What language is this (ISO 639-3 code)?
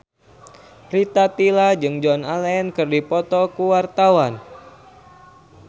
sun